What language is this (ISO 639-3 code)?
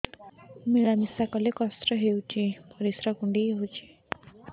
ori